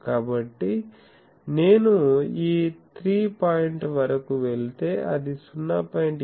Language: Telugu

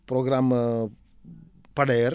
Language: Wolof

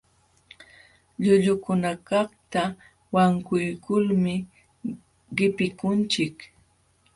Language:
Jauja Wanca Quechua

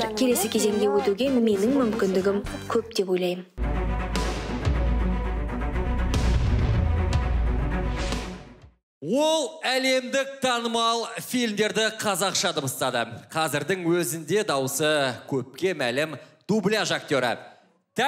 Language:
Russian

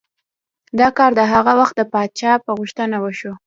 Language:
Pashto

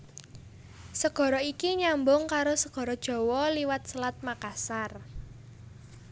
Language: Javanese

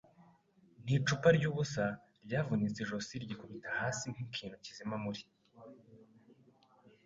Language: Kinyarwanda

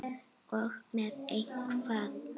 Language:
Icelandic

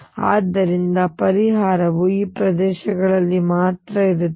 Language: Kannada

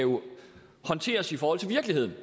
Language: Danish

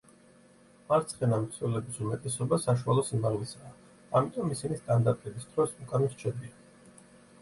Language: Georgian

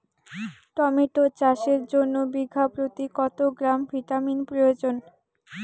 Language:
Bangla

